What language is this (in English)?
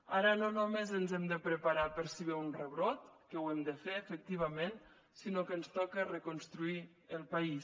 Catalan